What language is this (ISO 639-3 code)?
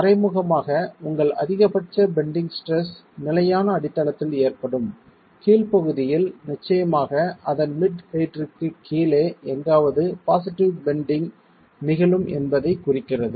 tam